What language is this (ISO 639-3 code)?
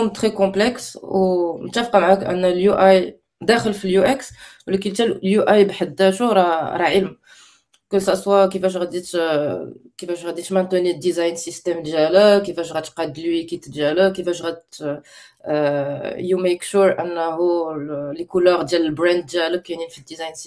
ara